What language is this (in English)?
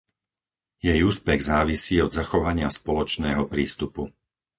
Slovak